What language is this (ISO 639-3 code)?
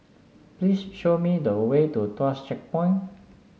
eng